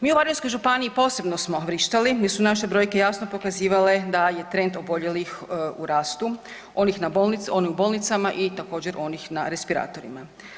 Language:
Croatian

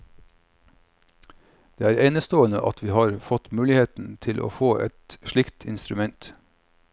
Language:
Norwegian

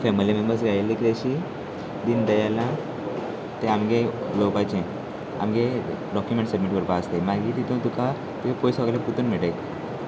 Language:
Konkani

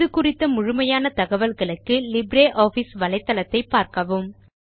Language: Tamil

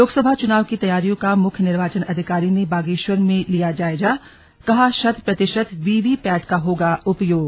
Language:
Hindi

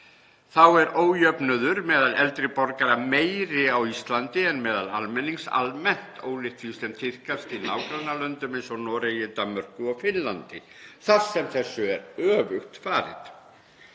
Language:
Icelandic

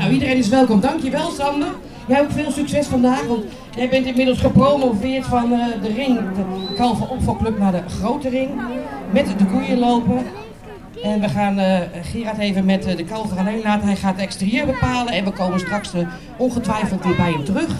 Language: Dutch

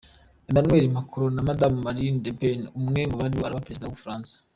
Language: Kinyarwanda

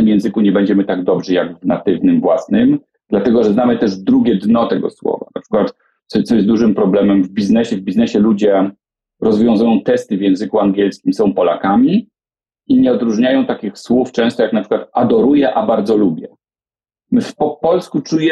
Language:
Polish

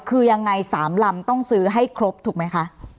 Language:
Thai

